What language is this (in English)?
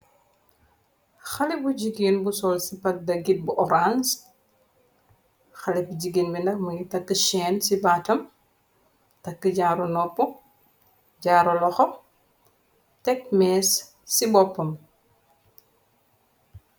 Wolof